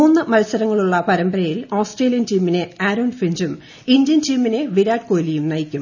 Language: Malayalam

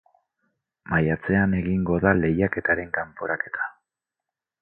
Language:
Basque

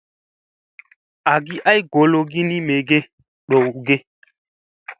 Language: Musey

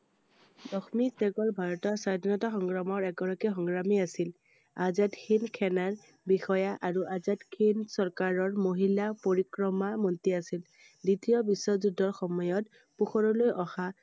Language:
Assamese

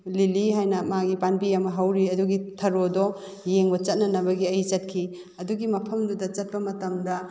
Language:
Manipuri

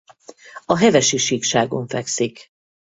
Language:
Hungarian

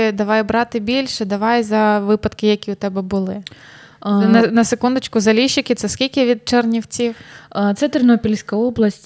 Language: Ukrainian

